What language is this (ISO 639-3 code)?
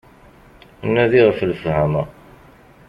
kab